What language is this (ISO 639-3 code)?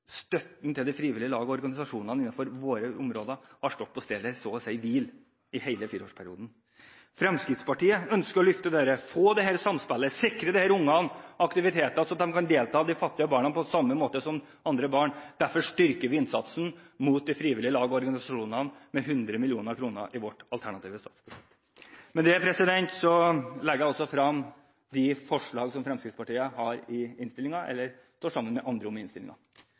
nob